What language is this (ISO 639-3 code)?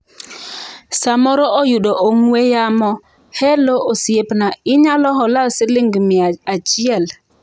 luo